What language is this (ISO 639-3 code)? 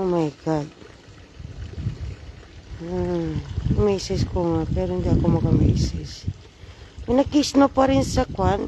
fil